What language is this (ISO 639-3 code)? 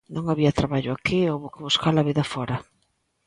glg